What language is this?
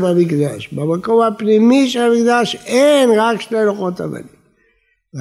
Hebrew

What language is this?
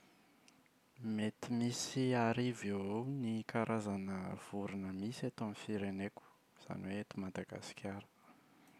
Malagasy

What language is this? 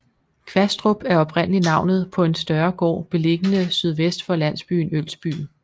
Danish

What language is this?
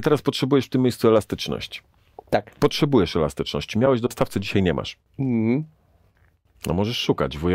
Polish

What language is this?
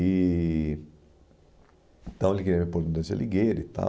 Portuguese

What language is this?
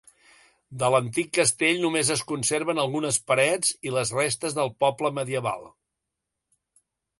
Catalan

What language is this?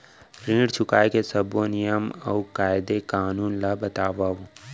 Chhattisgarhi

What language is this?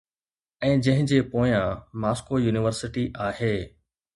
Sindhi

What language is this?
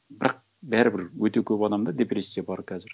Kazakh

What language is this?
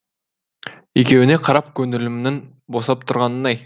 Kazakh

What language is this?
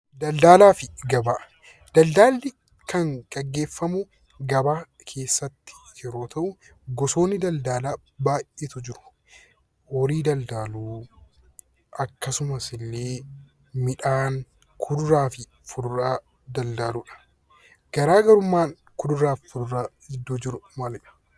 Oromo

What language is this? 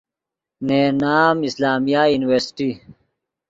Yidgha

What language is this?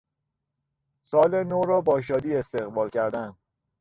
Persian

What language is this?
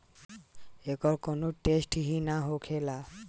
Bhojpuri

